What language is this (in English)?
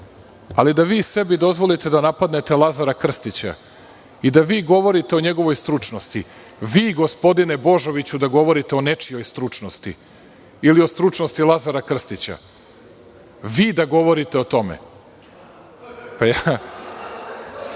Serbian